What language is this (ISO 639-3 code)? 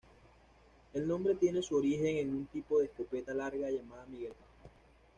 spa